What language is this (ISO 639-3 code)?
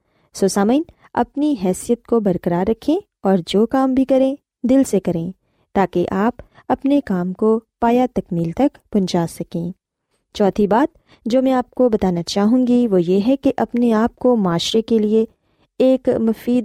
urd